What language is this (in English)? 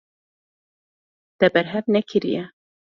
Kurdish